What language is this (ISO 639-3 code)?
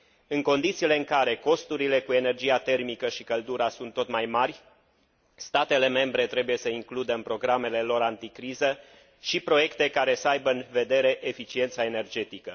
ron